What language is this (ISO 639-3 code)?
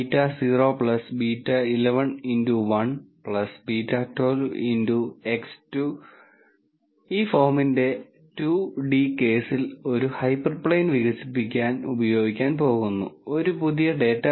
mal